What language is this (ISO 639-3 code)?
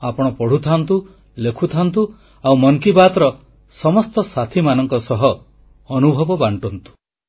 ori